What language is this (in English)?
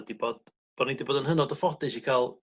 Welsh